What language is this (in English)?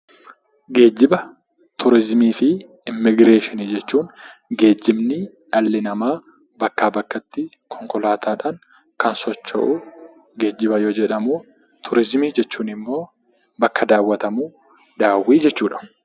Oromo